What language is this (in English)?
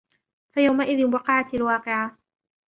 Arabic